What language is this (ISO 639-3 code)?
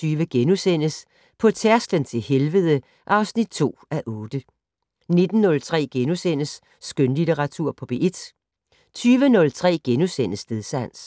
dan